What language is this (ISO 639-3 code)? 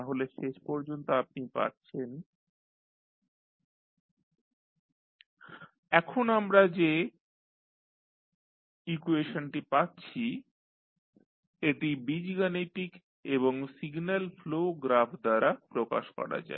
ben